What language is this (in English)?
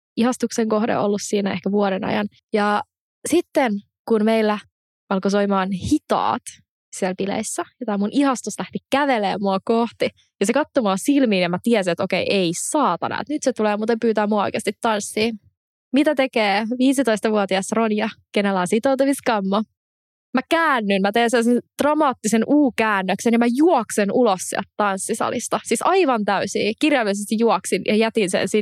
Finnish